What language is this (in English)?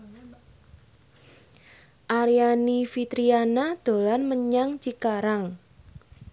Javanese